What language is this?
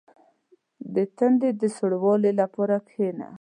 Pashto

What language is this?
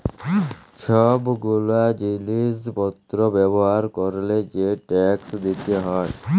Bangla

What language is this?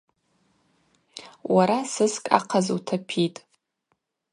Abaza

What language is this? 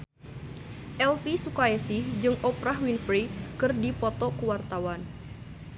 Sundanese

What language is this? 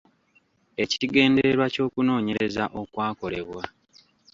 Ganda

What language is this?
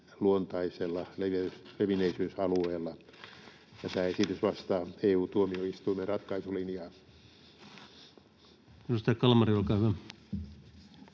Finnish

